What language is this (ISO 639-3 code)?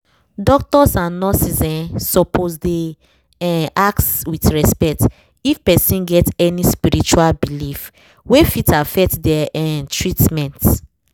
pcm